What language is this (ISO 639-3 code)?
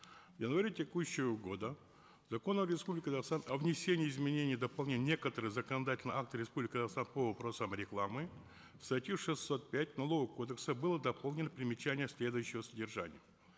kaz